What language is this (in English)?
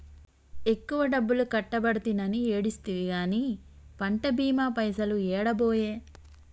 Telugu